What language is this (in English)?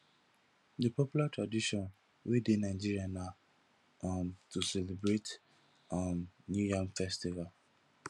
Nigerian Pidgin